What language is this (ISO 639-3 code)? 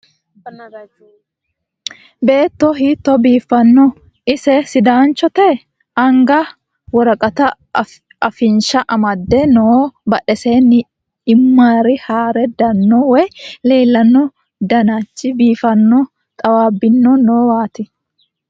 sid